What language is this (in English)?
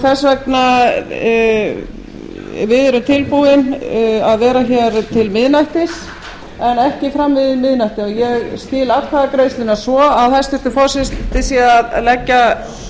Icelandic